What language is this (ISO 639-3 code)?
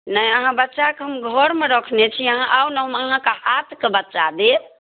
mai